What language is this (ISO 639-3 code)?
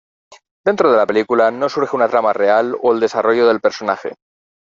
spa